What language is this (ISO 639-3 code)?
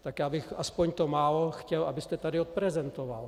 ces